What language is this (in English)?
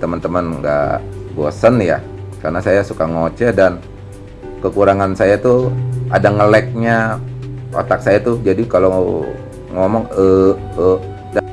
Indonesian